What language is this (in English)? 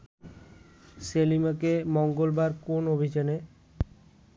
Bangla